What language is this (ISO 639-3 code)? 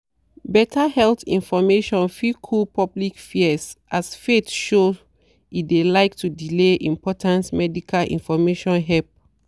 pcm